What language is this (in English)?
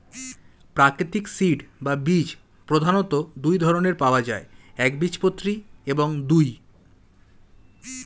Bangla